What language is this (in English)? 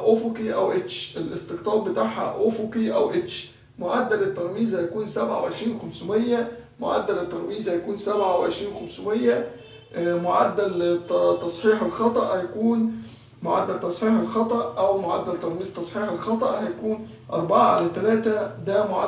Arabic